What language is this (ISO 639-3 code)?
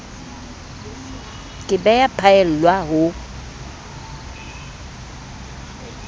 sot